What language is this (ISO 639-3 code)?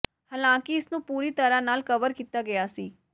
pan